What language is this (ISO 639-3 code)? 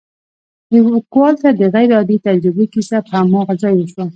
pus